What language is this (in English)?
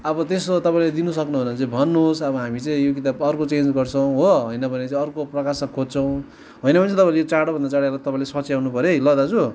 Nepali